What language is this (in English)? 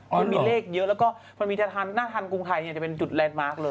Thai